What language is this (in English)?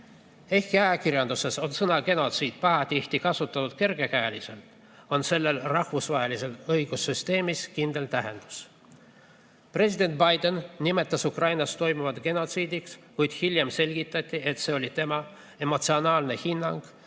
Estonian